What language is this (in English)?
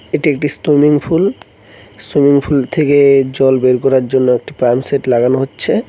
Bangla